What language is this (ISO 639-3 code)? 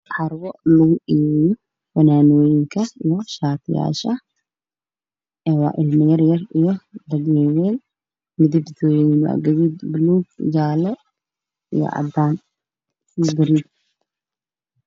som